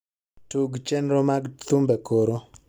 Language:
Luo (Kenya and Tanzania)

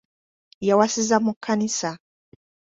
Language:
Ganda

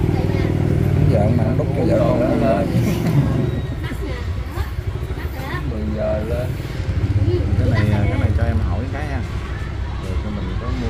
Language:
Vietnamese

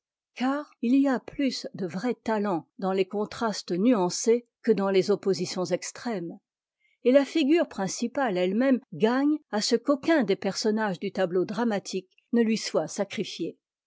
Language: French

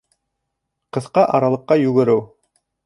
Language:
Bashkir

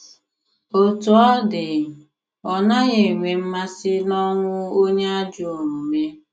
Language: Igbo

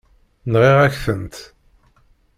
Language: Kabyle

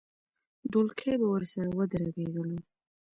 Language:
Pashto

